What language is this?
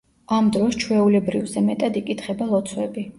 Georgian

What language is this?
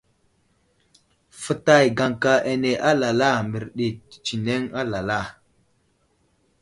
Wuzlam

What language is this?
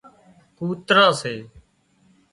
Wadiyara Koli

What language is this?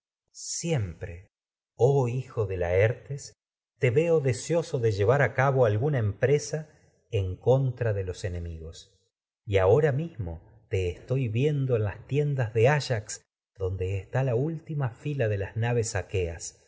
Spanish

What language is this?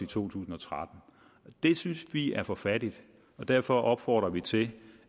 Danish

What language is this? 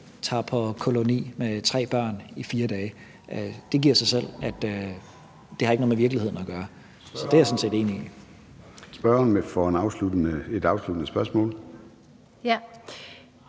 Danish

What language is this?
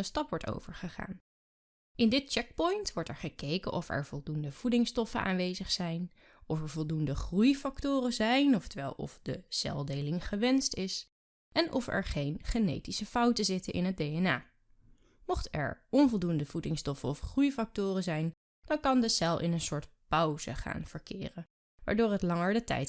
Dutch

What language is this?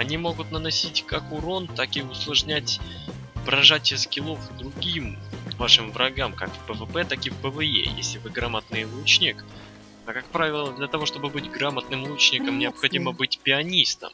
Russian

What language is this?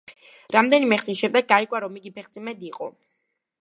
Georgian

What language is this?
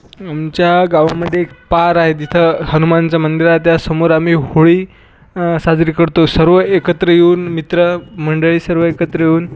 Marathi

